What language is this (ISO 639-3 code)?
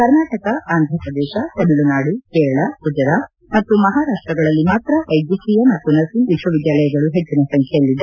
kan